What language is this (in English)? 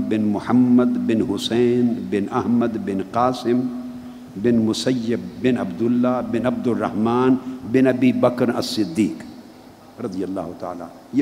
Urdu